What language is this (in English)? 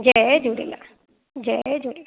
Sindhi